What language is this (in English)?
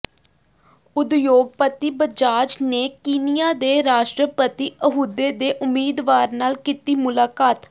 Punjabi